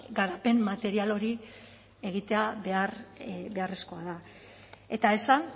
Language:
Basque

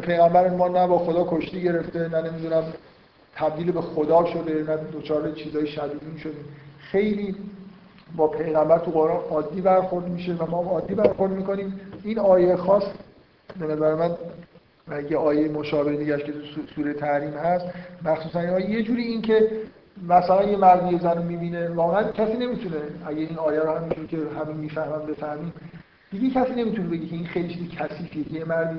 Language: Persian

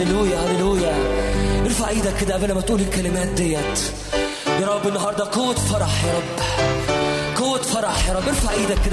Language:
Arabic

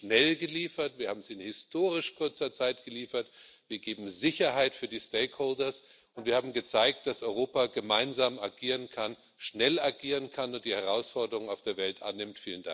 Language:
German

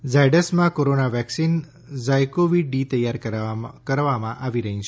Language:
Gujarati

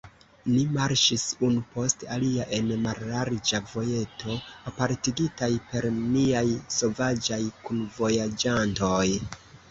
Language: Esperanto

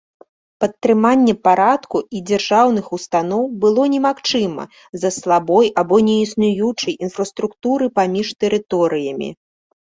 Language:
Belarusian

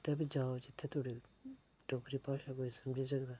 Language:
Dogri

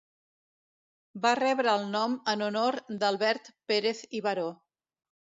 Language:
Catalan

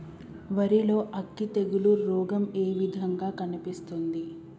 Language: Telugu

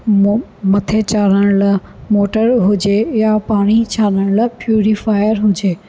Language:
Sindhi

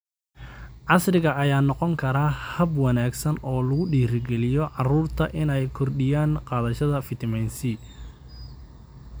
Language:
Somali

